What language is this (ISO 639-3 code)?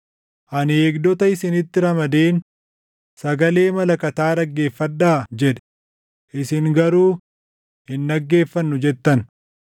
orm